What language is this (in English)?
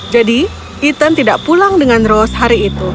Indonesian